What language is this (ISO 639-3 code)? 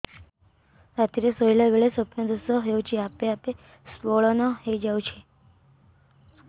ori